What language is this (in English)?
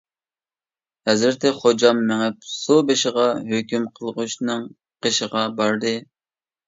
Uyghur